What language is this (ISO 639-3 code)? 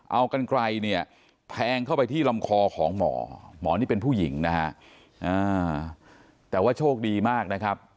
tha